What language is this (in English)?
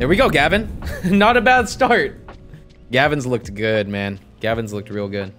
English